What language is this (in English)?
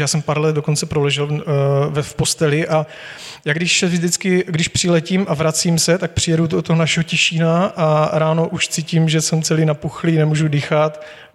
Czech